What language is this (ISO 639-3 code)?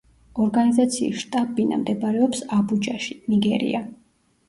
kat